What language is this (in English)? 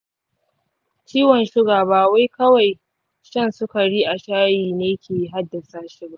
Hausa